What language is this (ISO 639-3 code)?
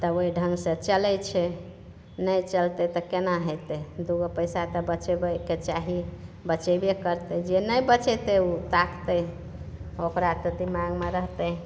mai